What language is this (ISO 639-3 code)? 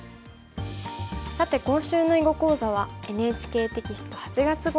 jpn